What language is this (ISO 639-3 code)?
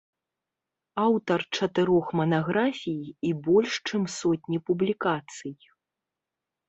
bel